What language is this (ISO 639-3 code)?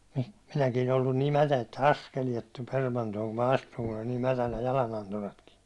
fin